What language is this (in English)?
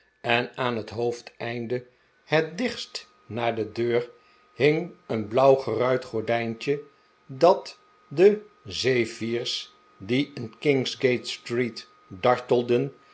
Dutch